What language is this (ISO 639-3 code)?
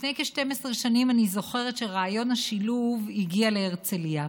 heb